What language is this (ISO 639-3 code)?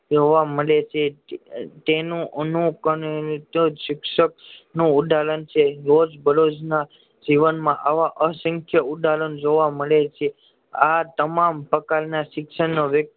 guj